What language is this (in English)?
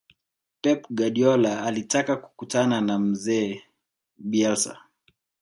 Swahili